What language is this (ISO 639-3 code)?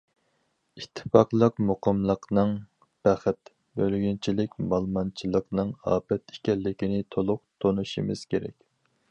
uig